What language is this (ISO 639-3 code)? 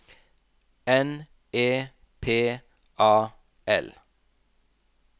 nor